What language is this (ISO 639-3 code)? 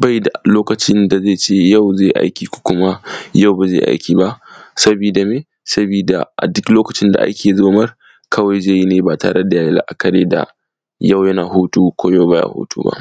hau